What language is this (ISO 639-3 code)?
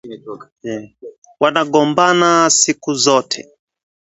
swa